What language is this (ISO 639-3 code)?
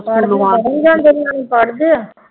pan